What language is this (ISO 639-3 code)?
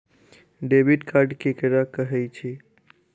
mai